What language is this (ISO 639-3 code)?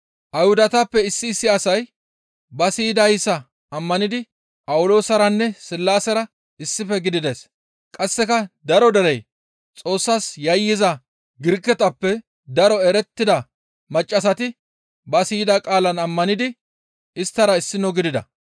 gmv